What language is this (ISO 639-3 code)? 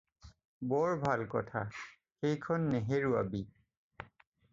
asm